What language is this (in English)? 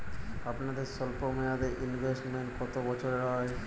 Bangla